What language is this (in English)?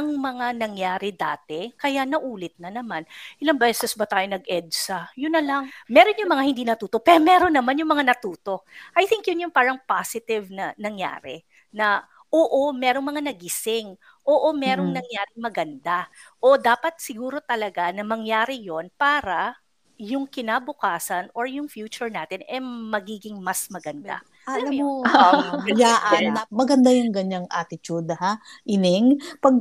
Filipino